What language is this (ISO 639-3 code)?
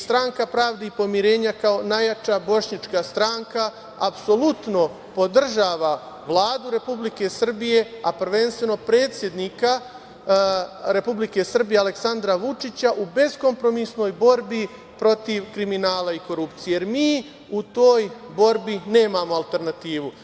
srp